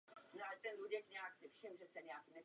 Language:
Czech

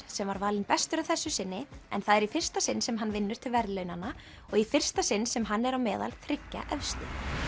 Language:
Icelandic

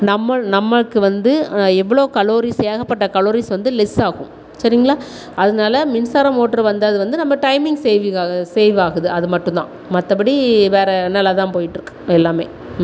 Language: Tamil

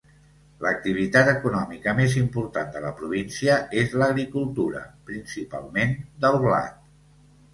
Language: Catalan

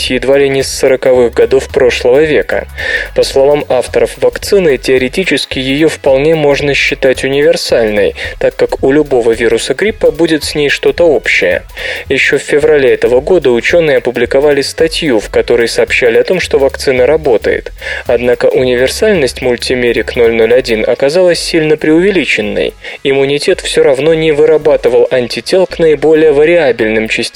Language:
Russian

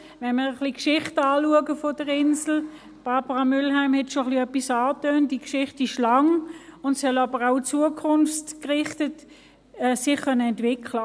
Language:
Swiss German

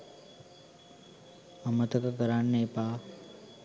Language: Sinhala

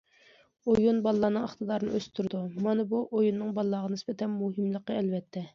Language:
Uyghur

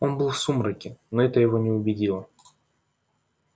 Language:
Russian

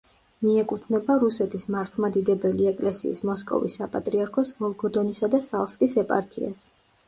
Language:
Georgian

